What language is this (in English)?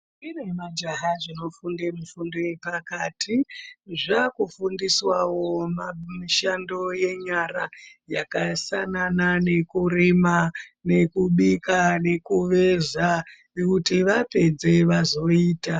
Ndau